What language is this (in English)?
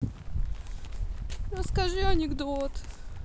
Russian